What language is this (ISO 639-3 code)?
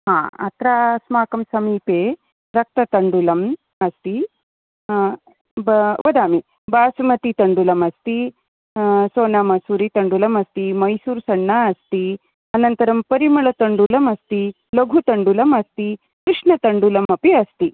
san